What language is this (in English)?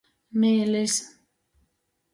Latgalian